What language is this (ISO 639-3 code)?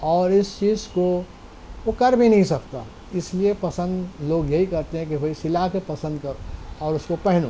urd